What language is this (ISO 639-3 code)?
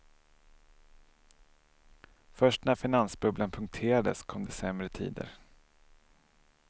swe